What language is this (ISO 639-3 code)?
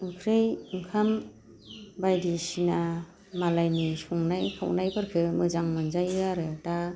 brx